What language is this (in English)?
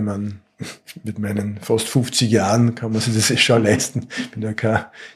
German